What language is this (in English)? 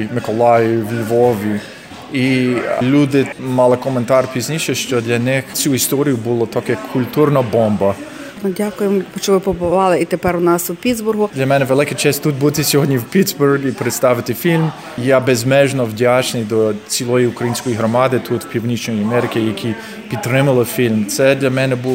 Ukrainian